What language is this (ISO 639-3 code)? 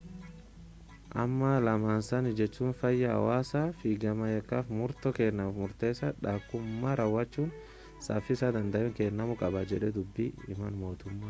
orm